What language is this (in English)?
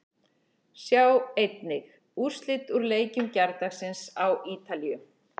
Icelandic